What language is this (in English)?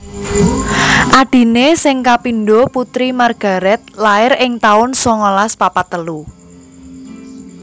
Javanese